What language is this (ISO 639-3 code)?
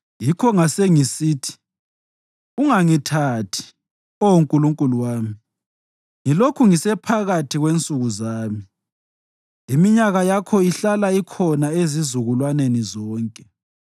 nde